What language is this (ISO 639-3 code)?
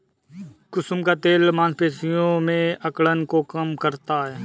hin